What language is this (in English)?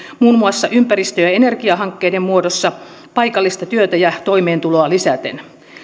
Finnish